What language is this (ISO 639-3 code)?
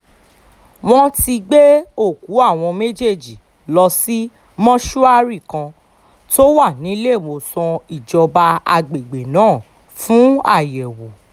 yor